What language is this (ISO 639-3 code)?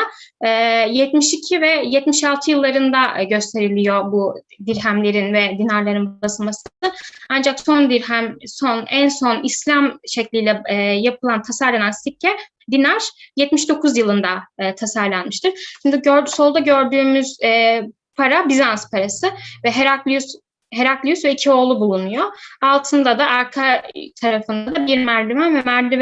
tur